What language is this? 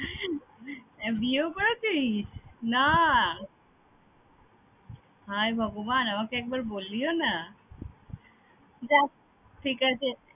Bangla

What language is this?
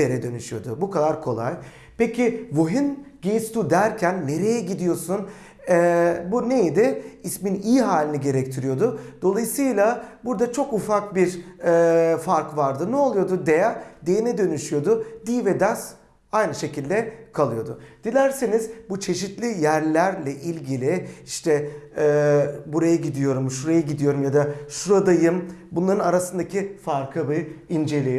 Turkish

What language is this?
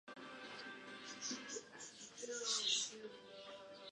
Spanish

